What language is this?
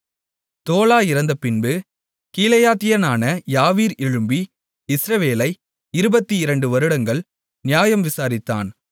Tamil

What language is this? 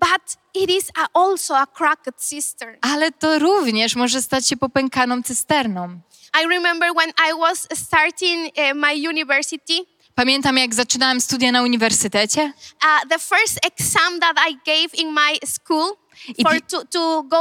Polish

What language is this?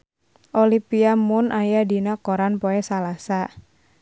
Sundanese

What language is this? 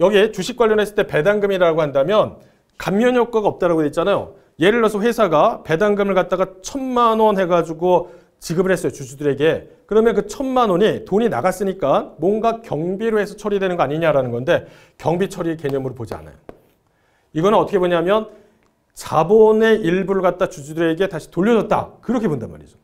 Korean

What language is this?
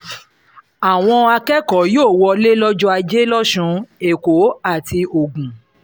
Yoruba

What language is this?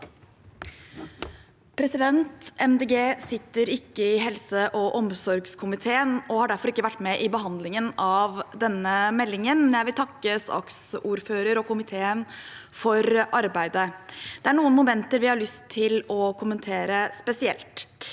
Norwegian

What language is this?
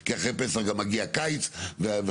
Hebrew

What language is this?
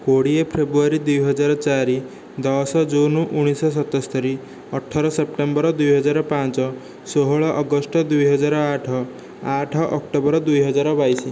Odia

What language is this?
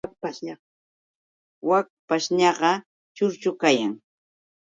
Yauyos Quechua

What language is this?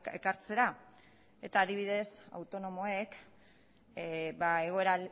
Basque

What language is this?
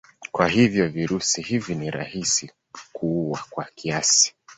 Swahili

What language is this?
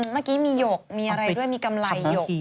Thai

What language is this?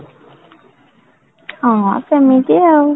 Odia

